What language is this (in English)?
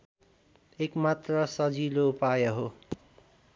Nepali